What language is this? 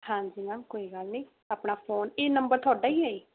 Punjabi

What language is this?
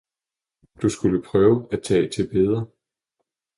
Danish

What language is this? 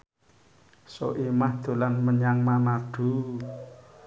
Javanese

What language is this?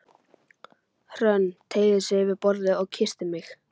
Icelandic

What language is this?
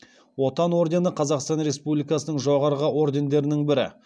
Kazakh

